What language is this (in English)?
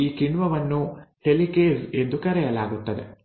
Kannada